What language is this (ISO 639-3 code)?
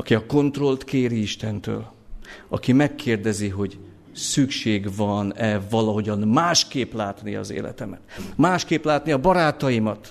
hun